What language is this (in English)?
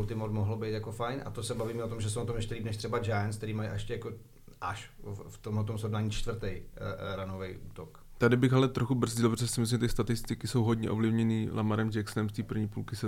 Czech